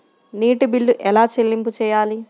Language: Telugu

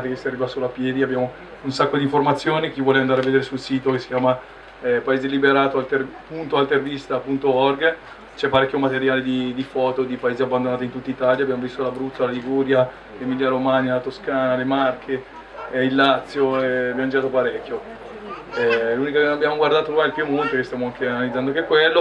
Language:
Italian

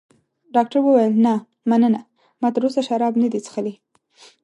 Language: Pashto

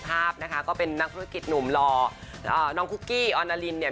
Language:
Thai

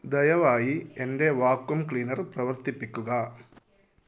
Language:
Malayalam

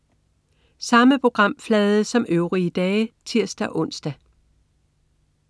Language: Danish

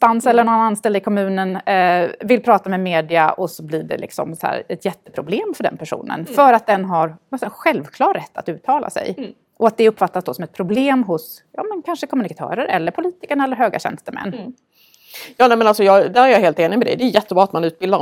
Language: Swedish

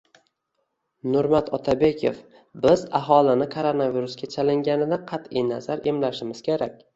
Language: Uzbek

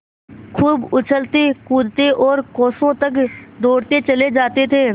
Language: Hindi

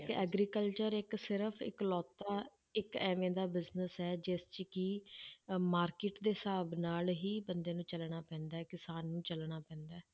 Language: Punjabi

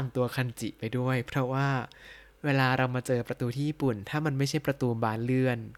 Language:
Thai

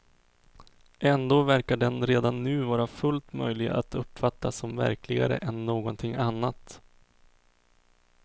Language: Swedish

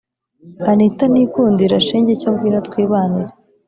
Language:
Kinyarwanda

